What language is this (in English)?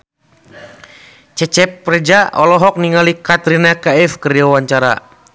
Sundanese